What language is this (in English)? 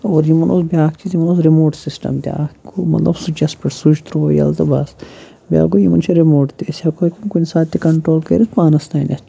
Kashmiri